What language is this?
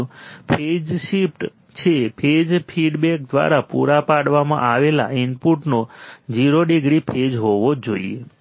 Gujarati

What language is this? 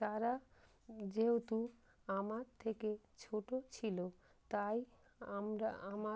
Bangla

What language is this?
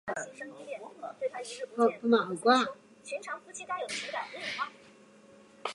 Chinese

